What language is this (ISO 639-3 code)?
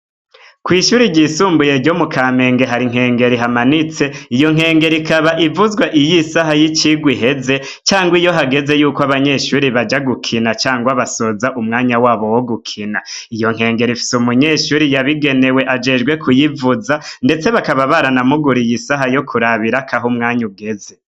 run